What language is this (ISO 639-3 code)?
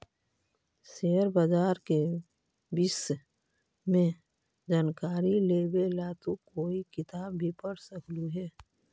mag